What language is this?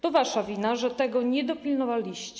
Polish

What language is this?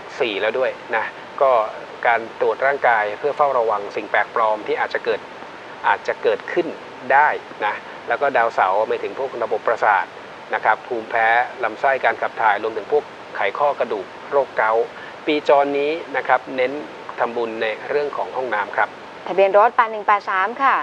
Thai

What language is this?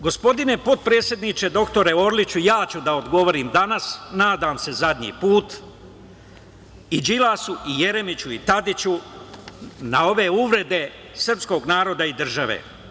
Serbian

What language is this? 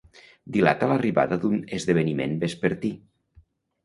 Catalan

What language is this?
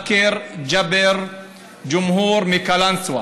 Hebrew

